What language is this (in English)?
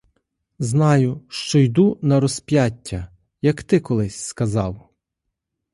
Ukrainian